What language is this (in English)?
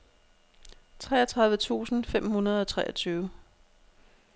Danish